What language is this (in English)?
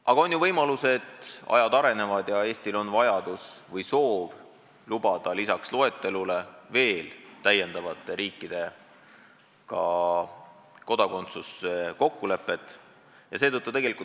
Estonian